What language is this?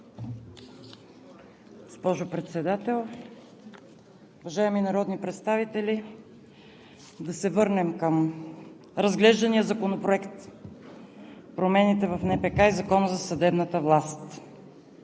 Bulgarian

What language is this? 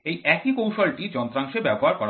Bangla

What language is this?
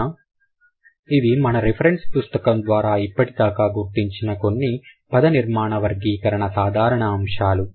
Telugu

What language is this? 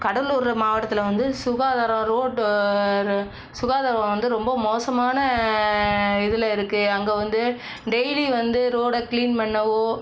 Tamil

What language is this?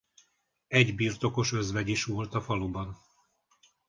Hungarian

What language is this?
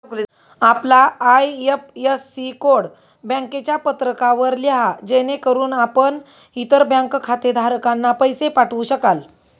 Marathi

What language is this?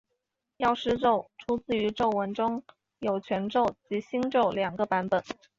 Chinese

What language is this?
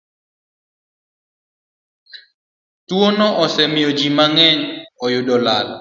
Luo (Kenya and Tanzania)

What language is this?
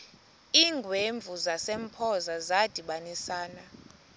Xhosa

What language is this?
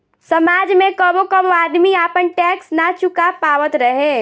Bhojpuri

